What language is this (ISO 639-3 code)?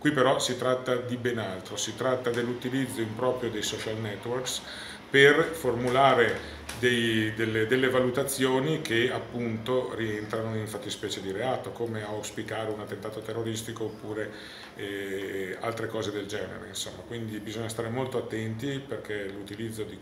ita